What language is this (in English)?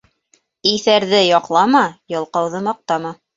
Bashkir